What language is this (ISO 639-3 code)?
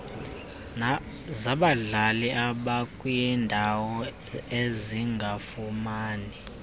xho